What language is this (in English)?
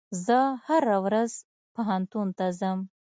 Pashto